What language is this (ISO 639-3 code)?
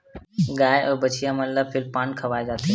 hne